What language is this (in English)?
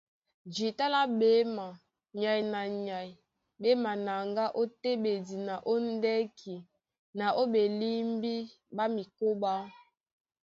Duala